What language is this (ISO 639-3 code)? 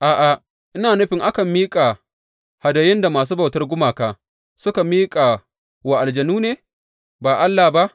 hau